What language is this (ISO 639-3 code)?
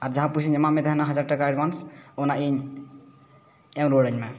sat